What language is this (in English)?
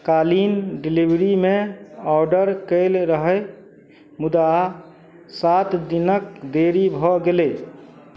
Maithili